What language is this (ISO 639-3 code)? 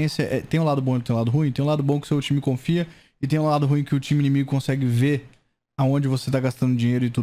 por